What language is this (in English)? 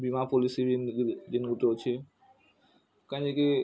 Odia